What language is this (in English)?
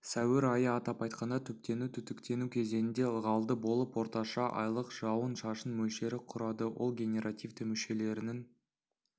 Kazakh